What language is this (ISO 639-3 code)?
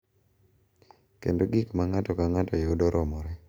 luo